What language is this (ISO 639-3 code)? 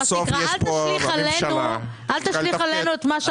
heb